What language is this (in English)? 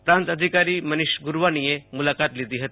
Gujarati